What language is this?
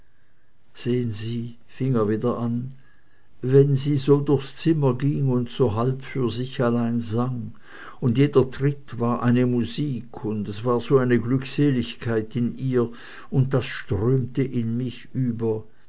German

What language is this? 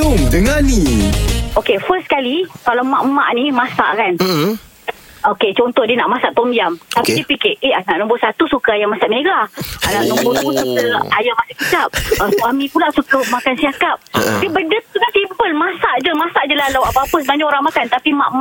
Malay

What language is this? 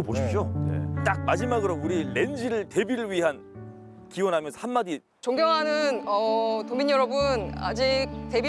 Korean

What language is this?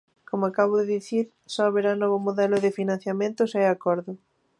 Galician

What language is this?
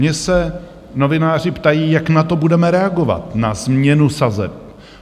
Czech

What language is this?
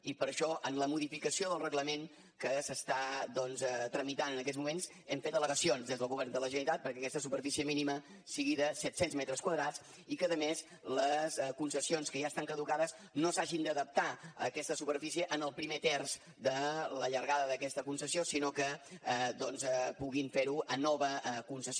Catalan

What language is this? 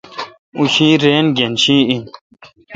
Kalkoti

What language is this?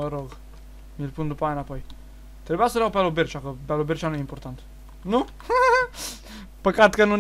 Romanian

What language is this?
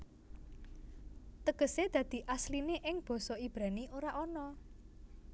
Javanese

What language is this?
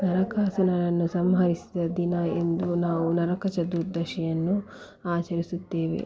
Kannada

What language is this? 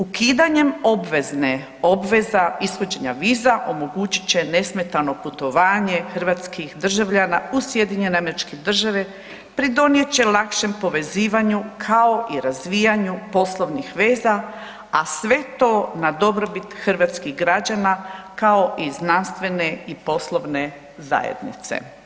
Croatian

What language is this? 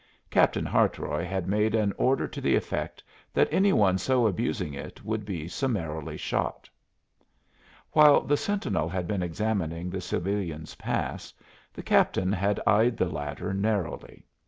English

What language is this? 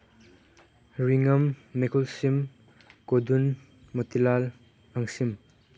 Manipuri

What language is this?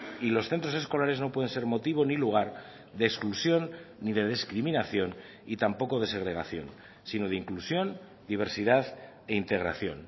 Spanish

